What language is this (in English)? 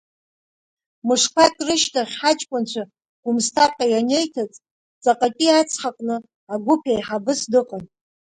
Abkhazian